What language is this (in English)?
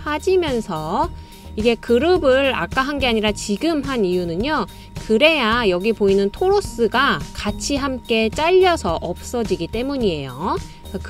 Korean